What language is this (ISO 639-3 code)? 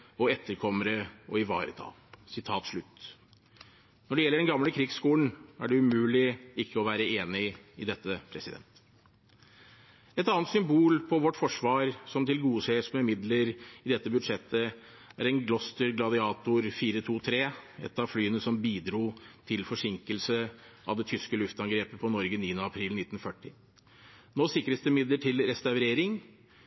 nob